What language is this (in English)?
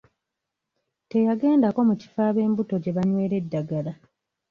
Ganda